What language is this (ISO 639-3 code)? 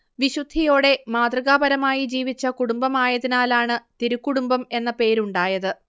mal